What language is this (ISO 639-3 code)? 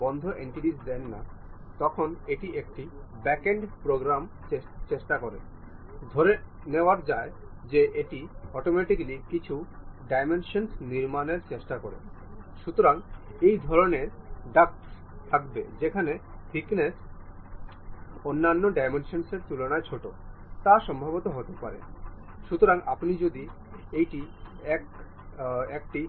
ben